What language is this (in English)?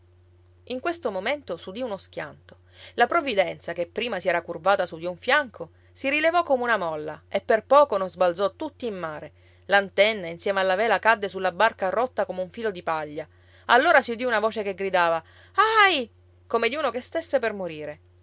Italian